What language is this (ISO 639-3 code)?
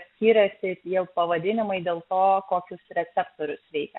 lit